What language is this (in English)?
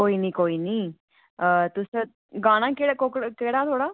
Dogri